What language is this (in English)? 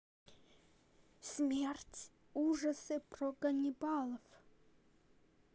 Russian